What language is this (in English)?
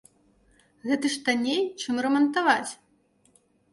Belarusian